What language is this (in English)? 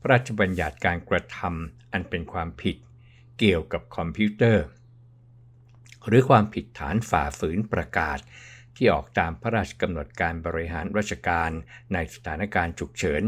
Thai